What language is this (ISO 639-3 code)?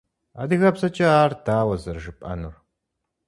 kbd